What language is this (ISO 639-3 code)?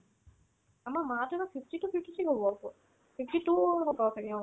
asm